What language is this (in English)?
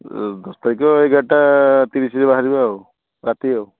Odia